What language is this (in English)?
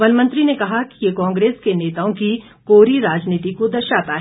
Hindi